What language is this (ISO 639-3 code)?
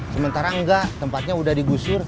ind